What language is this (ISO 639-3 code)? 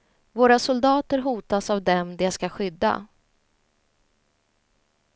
swe